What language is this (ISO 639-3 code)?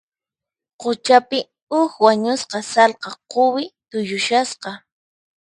qxp